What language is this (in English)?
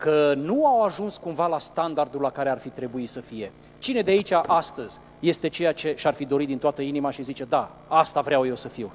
Romanian